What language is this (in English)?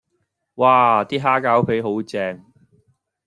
Cantonese